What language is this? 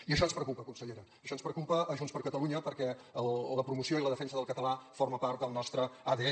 Catalan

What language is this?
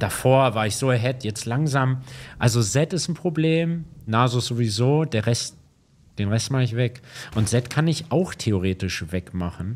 German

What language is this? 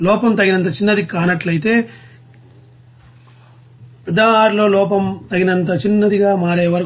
Telugu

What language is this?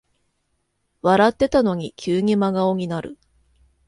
Japanese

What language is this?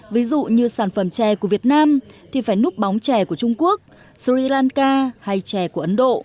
Vietnamese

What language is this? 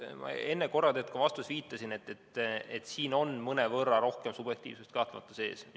Estonian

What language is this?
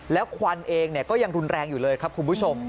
Thai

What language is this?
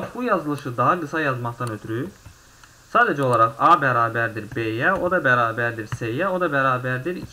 Turkish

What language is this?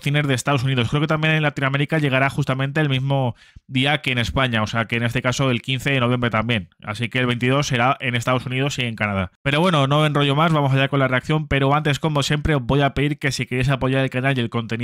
Spanish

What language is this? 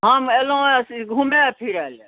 Maithili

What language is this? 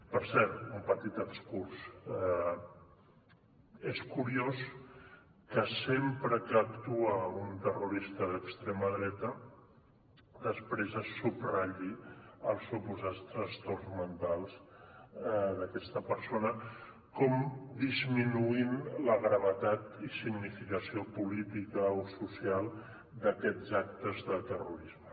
Catalan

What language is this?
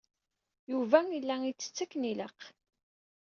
Kabyle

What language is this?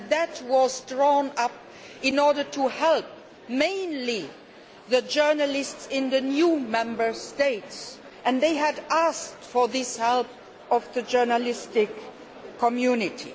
English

